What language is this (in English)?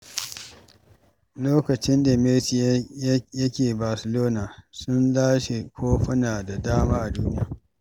Hausa